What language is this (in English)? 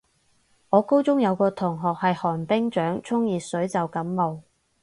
Cantonese